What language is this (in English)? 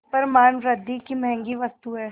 Hindi